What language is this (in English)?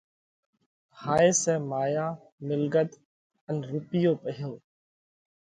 Parkari Koli